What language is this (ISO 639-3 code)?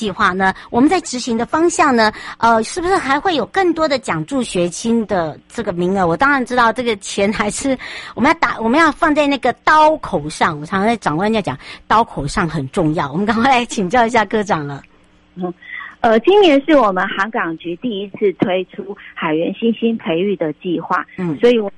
zho